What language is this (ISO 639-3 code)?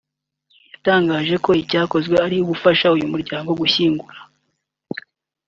kin